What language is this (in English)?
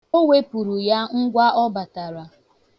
Igbo